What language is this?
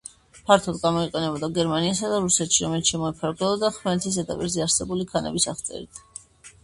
Georgian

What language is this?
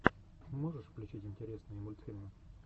Russian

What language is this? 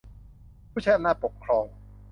Thai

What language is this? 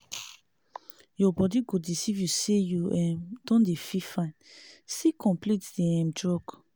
Nigerian Pidgin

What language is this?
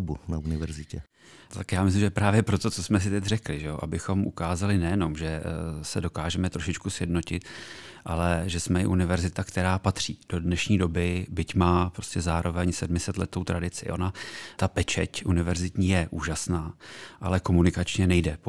Czech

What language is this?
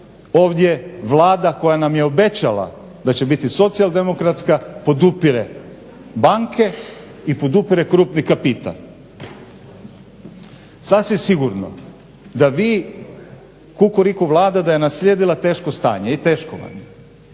Croatian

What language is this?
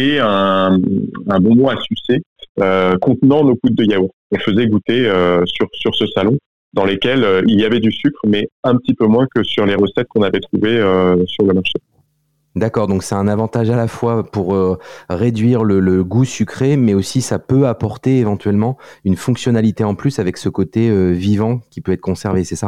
French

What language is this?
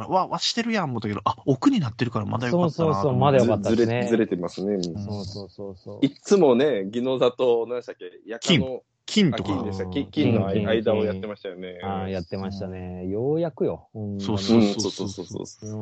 Japanese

